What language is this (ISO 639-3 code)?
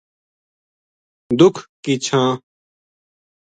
gju